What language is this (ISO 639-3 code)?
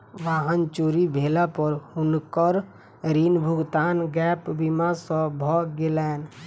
mai